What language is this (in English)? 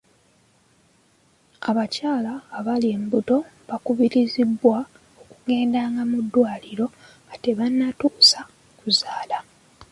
Ganda